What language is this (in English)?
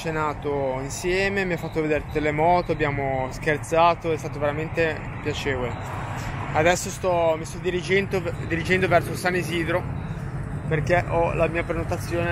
Italian